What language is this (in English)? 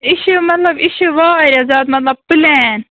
Kashmiri